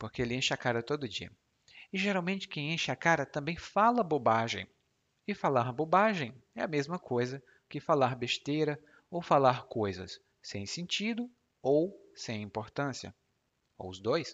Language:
Portuguese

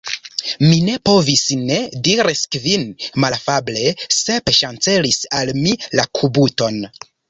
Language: Esperanto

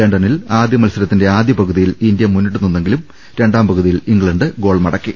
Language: Malayalam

